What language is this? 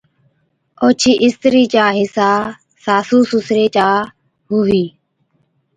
Od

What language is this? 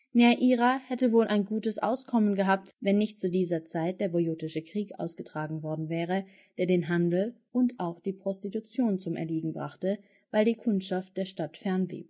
German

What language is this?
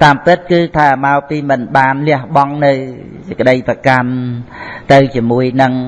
Vietnamese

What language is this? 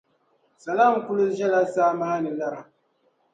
Dagbani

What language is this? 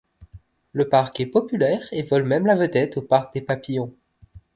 French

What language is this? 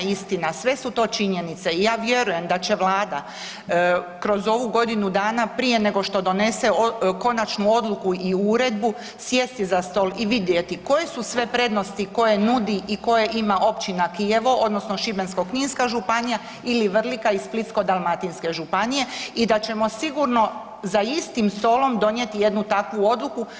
Croatian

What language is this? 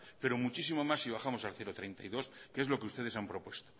Spanish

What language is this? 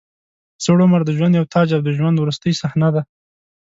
Pashto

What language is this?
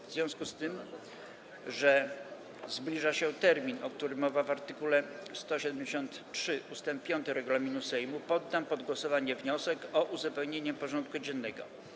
Polish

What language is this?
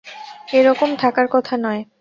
Bangla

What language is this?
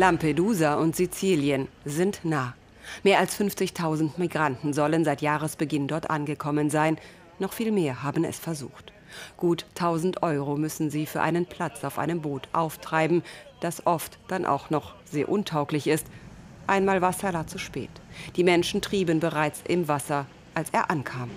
German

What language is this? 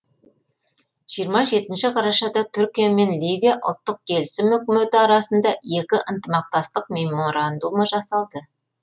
Kazakh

